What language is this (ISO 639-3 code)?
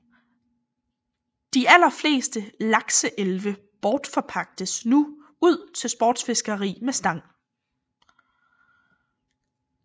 dan